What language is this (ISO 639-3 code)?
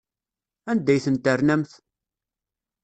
kab